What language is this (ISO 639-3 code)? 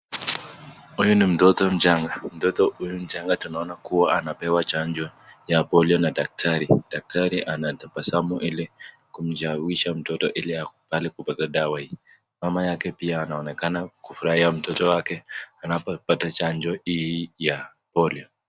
swa